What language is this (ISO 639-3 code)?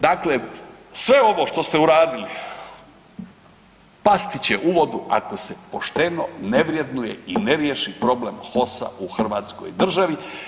hrv